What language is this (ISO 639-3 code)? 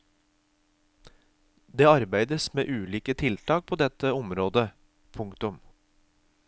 nor